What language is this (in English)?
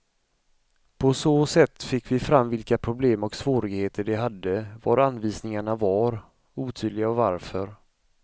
Swedish